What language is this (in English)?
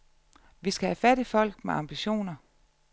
Danish